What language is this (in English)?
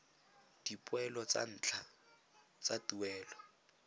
Tswana